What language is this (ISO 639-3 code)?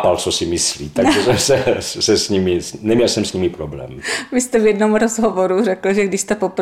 ces